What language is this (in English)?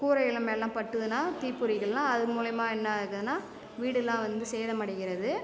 Tamil